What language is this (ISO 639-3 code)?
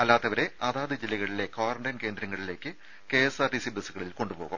mal